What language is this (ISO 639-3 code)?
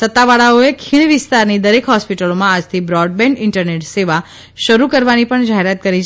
guj